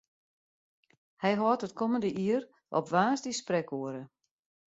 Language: Western Frisian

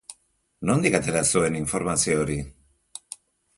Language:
Basque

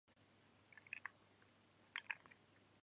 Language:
Japanese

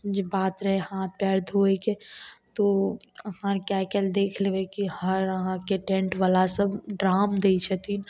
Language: Maithili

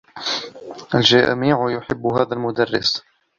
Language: Arabic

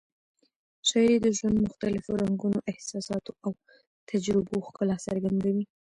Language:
Pashto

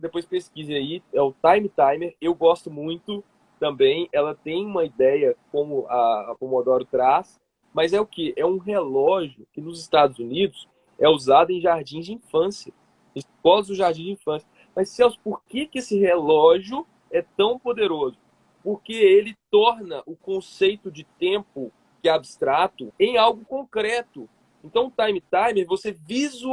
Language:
Portuguese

